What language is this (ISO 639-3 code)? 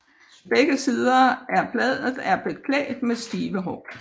dan